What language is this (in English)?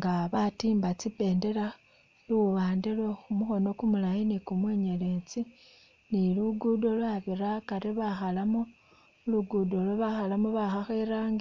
Masaaba